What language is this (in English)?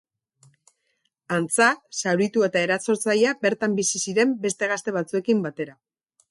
Basque